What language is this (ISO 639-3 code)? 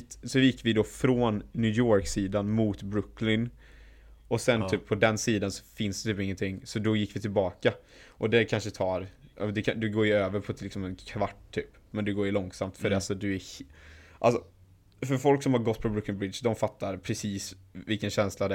swe